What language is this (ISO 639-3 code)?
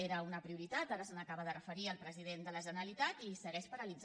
cat